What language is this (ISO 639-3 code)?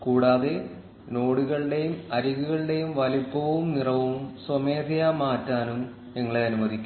mal